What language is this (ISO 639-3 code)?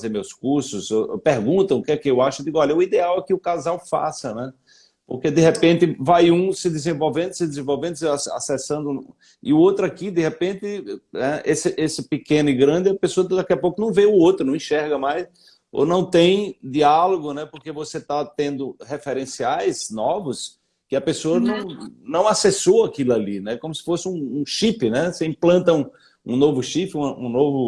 por